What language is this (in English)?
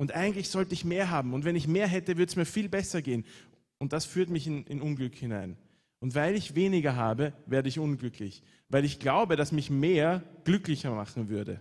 German